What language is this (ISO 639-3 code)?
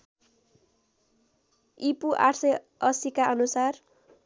nep